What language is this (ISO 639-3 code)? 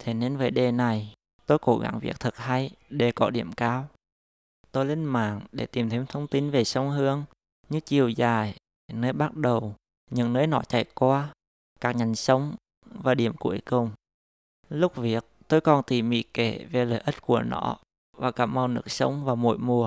vie